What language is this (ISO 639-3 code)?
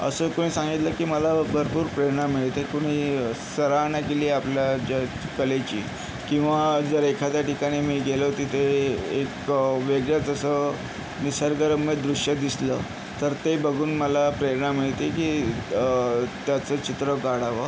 mar